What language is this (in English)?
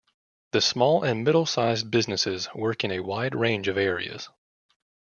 English